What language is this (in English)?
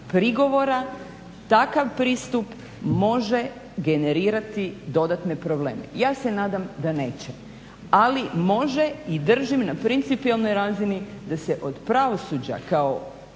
Croatian